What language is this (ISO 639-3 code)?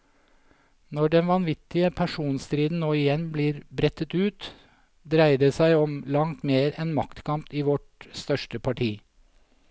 nor